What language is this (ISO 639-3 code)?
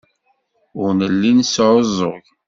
kab